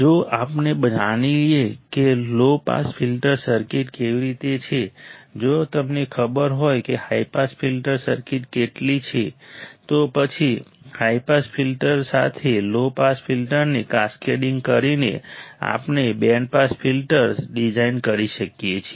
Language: Gujarati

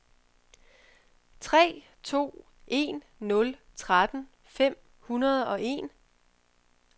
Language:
Danish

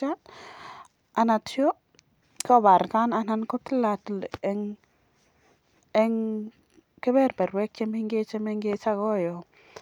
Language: Kalenjin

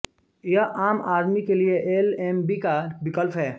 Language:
Hindi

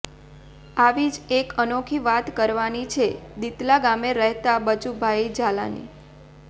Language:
Gujarati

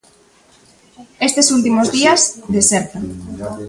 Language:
Galician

